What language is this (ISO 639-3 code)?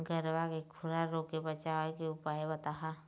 hne